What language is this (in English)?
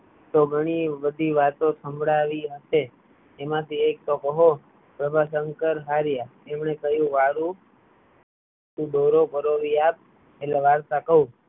Gujarati